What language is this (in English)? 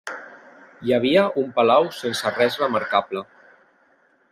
Catalan